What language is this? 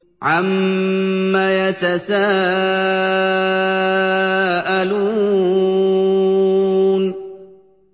Arabic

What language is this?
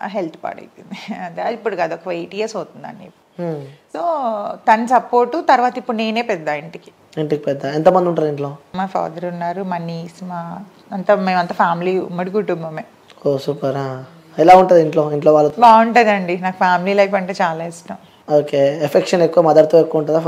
Telugu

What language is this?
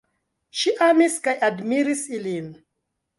Esperanto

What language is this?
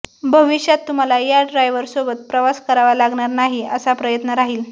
Marathi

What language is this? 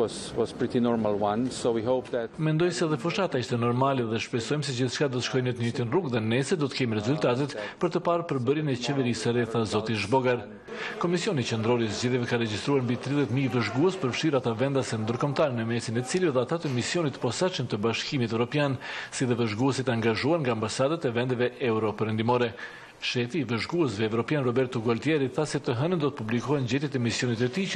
Romanian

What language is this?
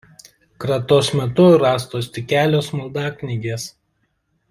Lithuanian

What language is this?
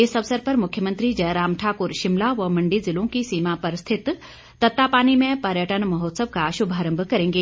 Hindi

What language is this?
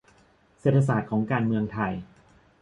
Thai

